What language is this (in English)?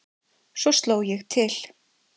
Icelandic